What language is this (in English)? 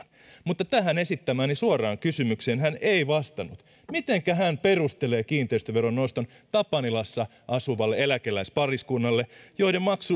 Finnish